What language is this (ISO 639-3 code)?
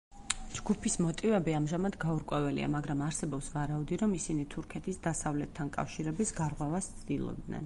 kat